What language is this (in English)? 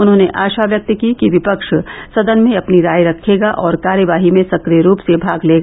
Hindi